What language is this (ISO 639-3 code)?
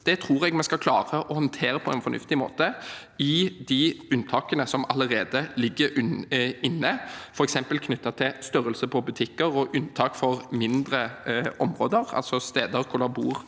nor